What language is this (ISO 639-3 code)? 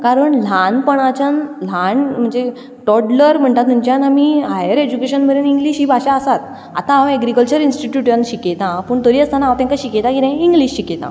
kok